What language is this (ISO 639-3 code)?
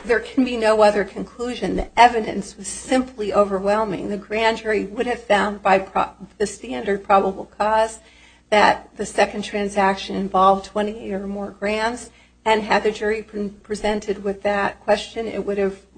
eng